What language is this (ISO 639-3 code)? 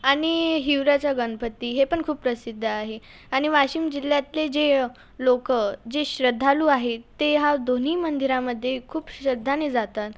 mar